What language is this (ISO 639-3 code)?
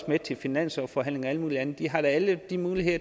dan